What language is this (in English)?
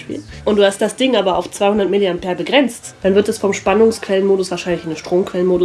German